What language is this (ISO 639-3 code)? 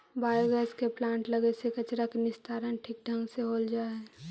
mag